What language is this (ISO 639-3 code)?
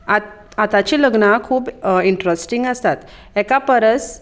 kok